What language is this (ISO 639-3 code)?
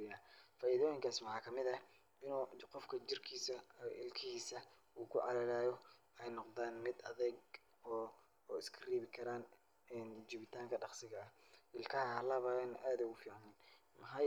som